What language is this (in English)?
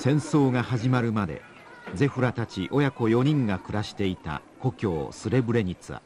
Japanese